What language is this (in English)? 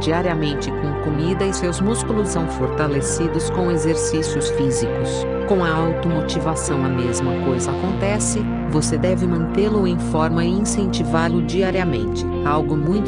Portuguese